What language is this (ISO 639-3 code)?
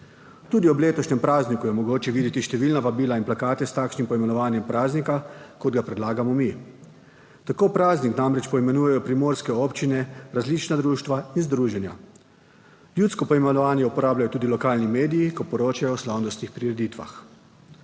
slv